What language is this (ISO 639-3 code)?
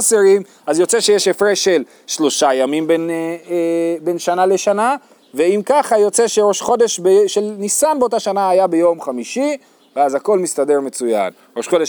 heb